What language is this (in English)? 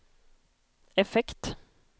Swedish